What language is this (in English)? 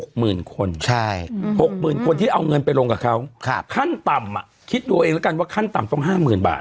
Thai